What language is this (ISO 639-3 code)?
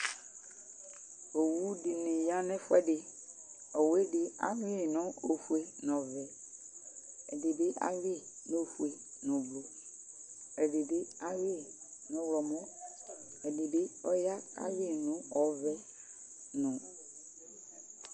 kpo